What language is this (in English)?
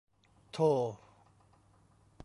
Thai